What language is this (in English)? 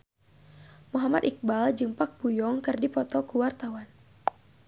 Sundanese